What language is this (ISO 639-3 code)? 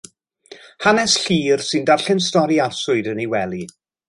cym